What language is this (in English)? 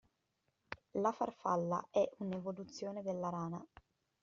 Italian